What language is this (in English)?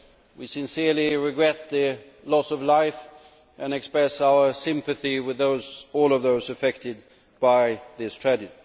English